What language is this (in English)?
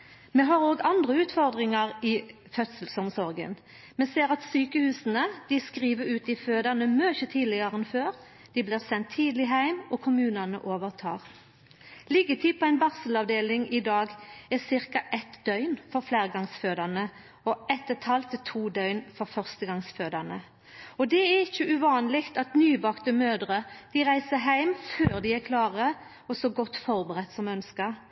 Norwegian Nynorsk